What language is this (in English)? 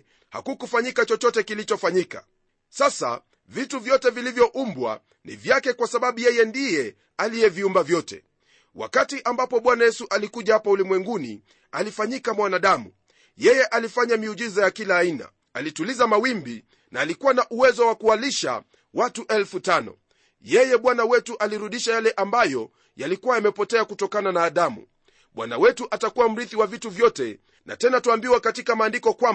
Swahili